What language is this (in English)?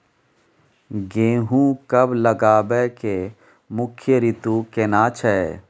Maithili